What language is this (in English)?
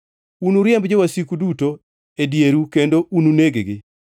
Luo (Kenya and Tanzania)